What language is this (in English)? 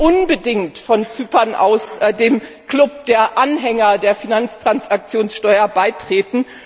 German